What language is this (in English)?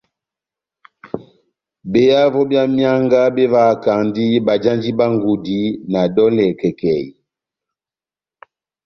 Batanga